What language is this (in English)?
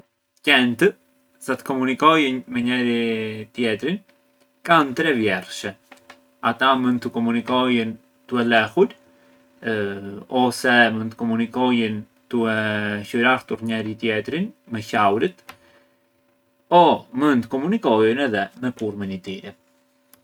Arbëreshë Albanian